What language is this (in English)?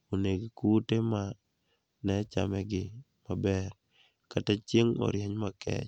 Luo (Kenya and Tanzania)